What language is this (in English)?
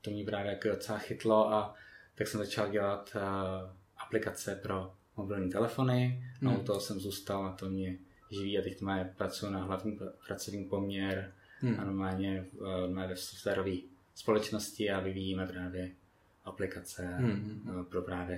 Czech